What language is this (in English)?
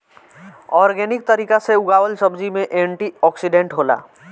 Bhojpuri